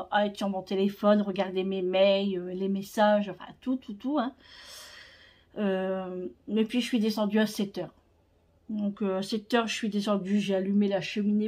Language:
French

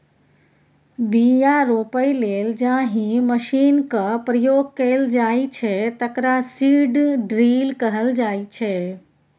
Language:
Maithili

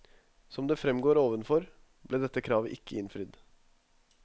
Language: Norwegian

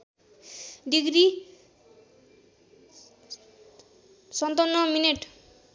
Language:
Nepali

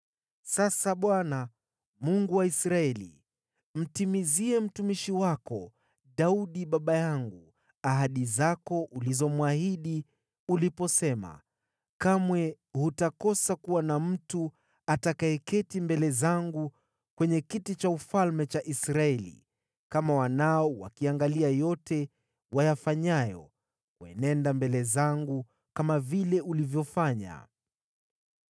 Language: Swahili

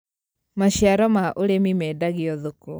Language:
Kikuyu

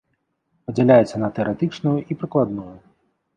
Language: Belarusian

